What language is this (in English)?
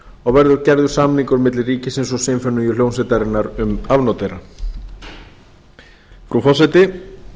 Icelandic